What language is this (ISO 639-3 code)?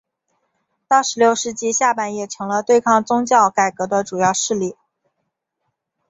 zho